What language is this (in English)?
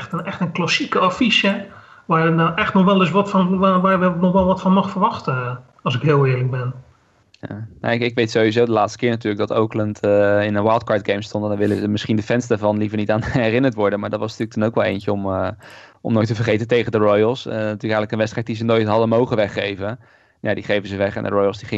Dutch